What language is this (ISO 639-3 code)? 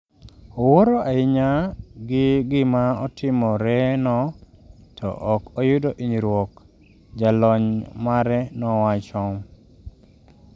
luo